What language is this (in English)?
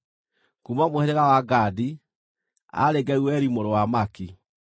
Kikuyu